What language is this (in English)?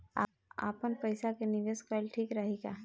Bhojpuri